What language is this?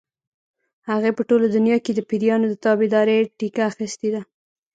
Pashto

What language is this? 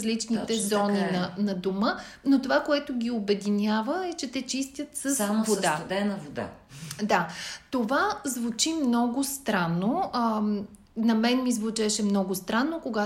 Bulgarian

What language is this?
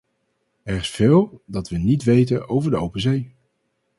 Dutch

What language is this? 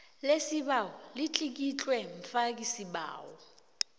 South Ndebele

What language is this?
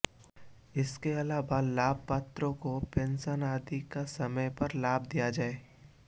Hindi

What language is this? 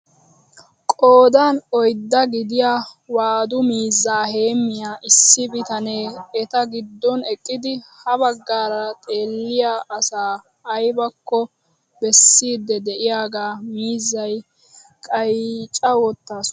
Wolaytta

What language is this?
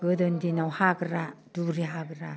Bodo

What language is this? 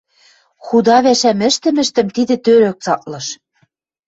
Western Mari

